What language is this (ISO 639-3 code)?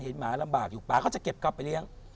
tha